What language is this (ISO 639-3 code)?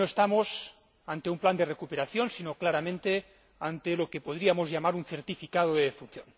spa